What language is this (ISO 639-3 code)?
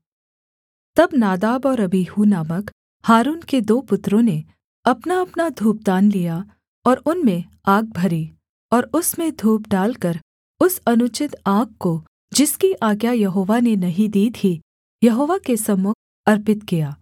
hin